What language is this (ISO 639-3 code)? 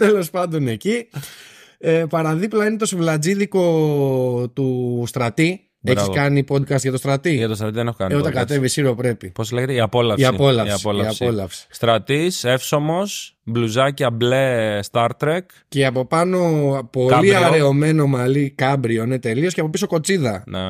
ell